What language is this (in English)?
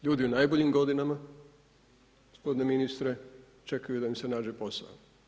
Croatian